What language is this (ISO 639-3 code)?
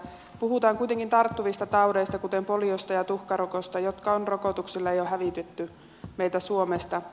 fin